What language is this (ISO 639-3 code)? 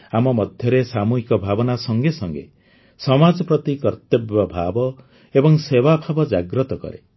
ori